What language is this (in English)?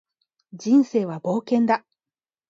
Japanese